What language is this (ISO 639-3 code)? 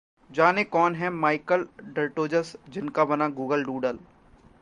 hin